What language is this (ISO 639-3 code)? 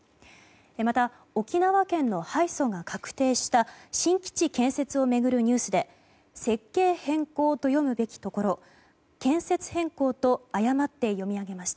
jpn